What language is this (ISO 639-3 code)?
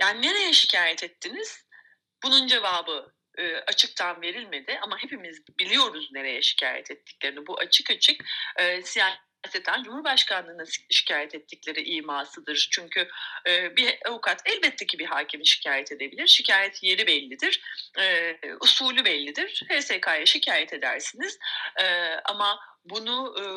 tur